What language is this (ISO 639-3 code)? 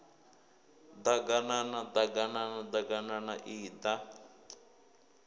ven